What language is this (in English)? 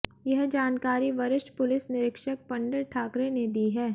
Hindi